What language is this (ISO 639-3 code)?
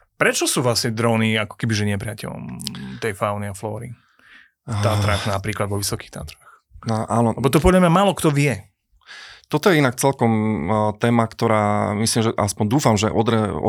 slk